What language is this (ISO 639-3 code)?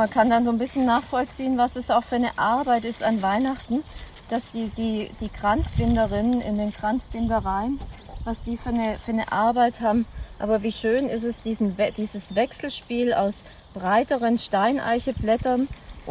deu